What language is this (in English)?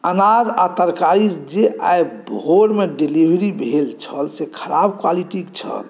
Maithili